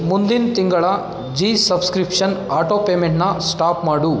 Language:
Kannada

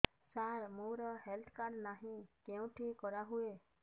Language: Odia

